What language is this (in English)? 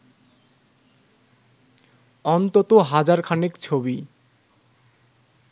Bangla